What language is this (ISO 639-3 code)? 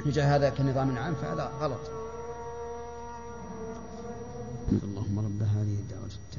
ara